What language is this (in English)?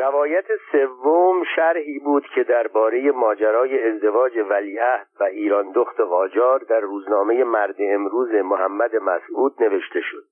Persian